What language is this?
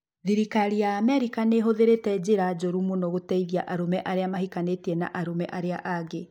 Kikuyu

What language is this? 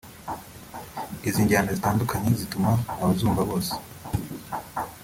Kinyarwanda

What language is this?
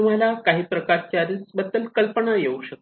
Marathi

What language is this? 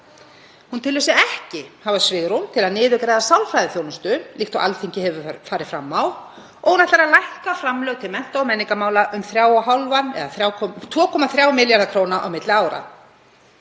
Icelandic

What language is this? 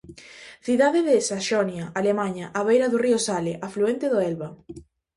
Galician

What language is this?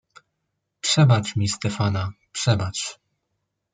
Polish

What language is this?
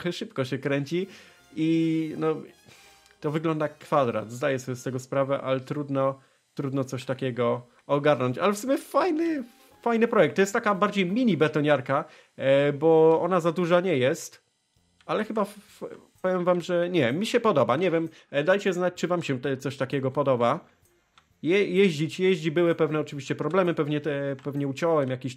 Polish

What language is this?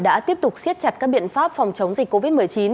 Vietnamese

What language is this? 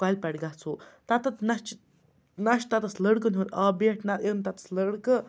Kashmiri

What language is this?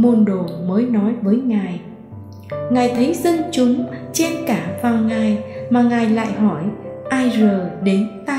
Vietnamese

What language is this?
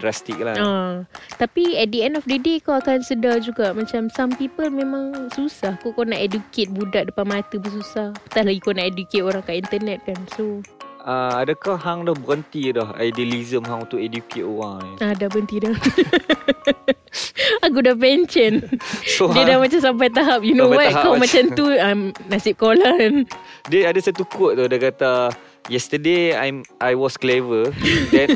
Malay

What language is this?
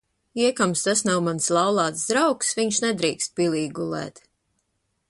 Latvian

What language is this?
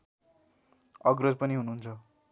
Nepali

